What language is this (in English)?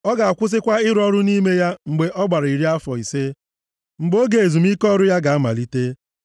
Igbo